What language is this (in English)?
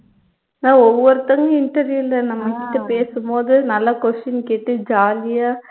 Tamil